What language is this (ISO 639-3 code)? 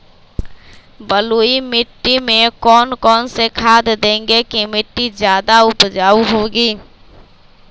mag